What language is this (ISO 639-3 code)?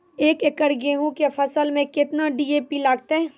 mai